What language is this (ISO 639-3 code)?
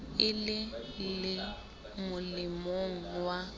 sot